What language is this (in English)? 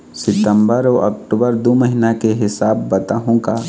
Chhattisgarhi